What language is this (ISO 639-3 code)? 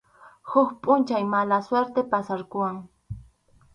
qxu